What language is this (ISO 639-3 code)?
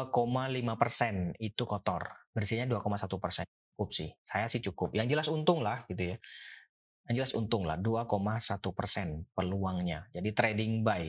ind